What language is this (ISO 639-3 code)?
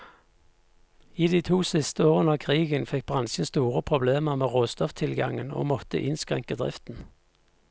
nor